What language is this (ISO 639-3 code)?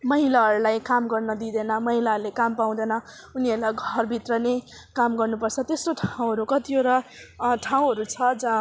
nep